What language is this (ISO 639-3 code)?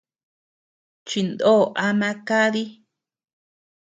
cux